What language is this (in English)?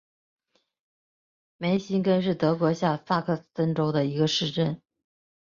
Chinese